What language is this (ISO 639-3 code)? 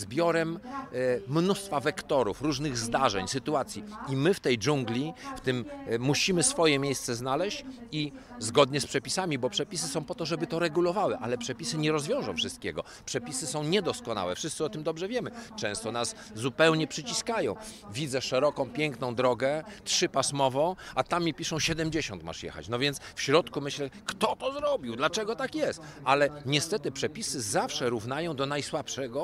pol